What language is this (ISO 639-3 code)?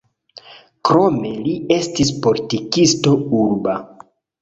epo